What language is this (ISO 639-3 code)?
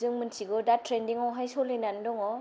brx